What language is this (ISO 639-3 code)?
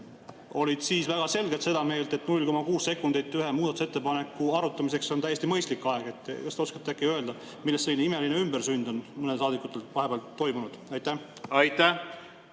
est